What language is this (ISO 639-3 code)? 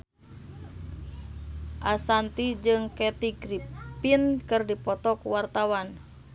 sun